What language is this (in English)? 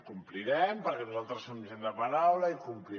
Catalan